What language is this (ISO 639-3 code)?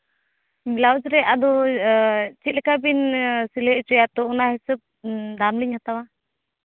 sat